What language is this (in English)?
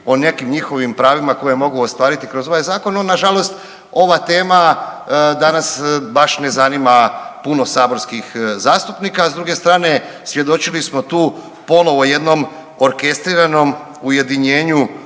Croatian